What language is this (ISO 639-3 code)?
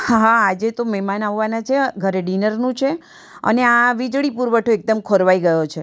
guj